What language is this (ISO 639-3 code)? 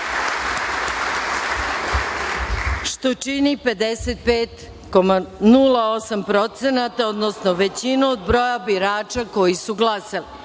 srp